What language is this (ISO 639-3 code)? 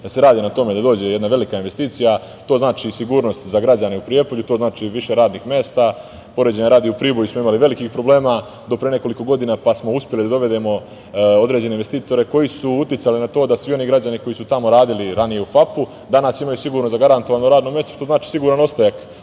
srp